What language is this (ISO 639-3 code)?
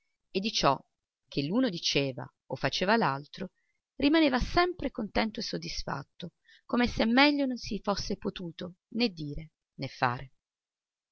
ita